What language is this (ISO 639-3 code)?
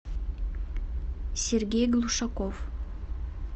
rus